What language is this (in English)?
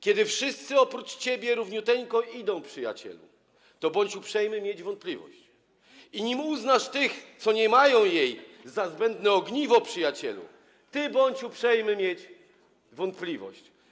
Polish